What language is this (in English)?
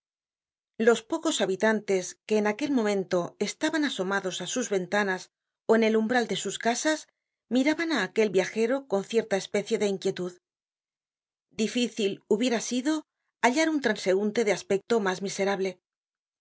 Spanish